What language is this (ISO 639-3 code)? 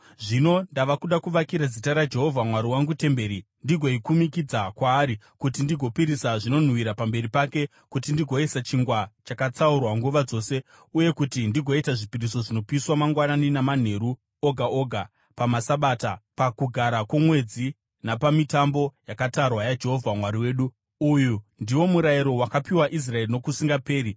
sna